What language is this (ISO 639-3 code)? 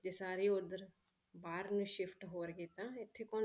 pan